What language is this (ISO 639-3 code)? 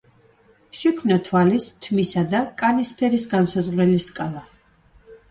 kat